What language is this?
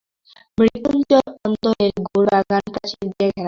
Bangla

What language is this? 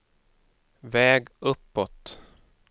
Swedish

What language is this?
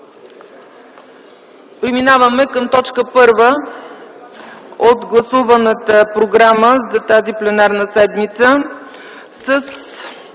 Bulgarian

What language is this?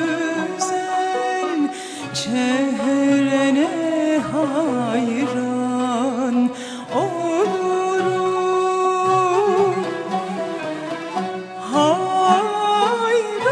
Arabic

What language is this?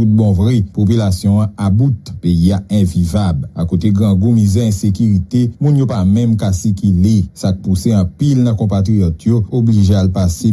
French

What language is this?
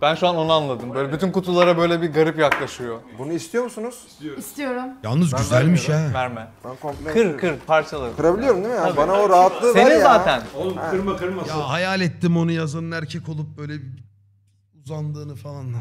Turkish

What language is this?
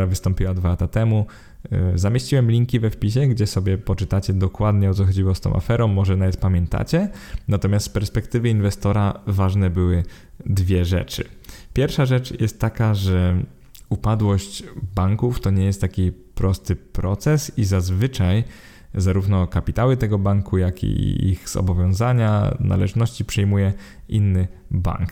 Polish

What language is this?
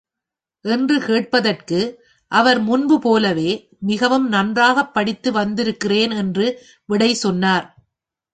Tamil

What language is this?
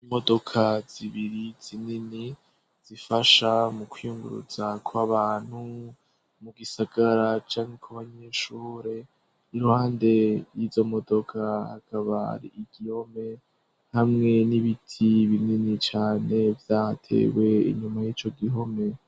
Rundi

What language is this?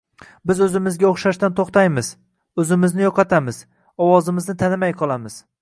Uzbek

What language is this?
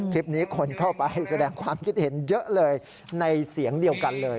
Thai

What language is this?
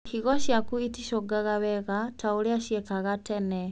Kikuyu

